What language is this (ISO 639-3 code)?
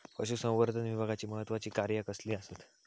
mar